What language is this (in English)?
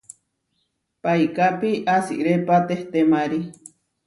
Huarijio